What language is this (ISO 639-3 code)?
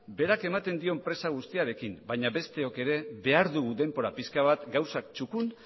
eus